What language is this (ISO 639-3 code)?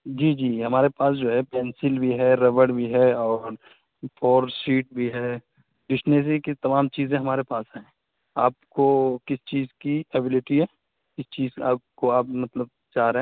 urd